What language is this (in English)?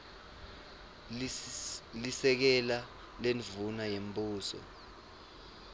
Swati